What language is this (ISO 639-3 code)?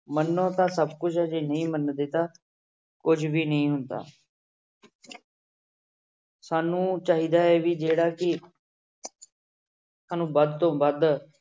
pan